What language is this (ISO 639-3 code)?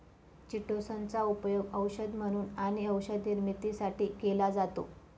mar